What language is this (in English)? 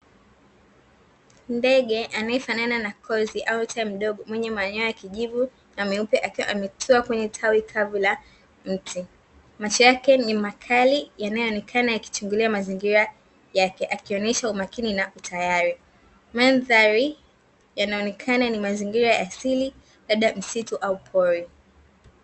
Swahili